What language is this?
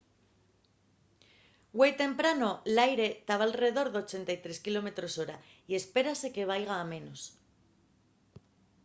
Asturian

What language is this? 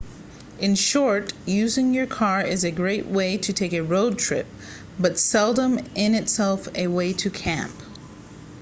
English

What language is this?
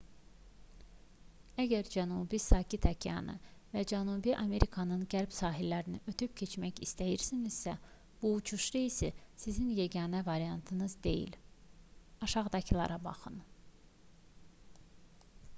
Azerbaijani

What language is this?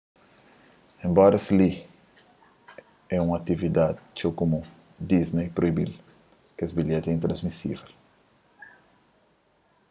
Kabuverdianu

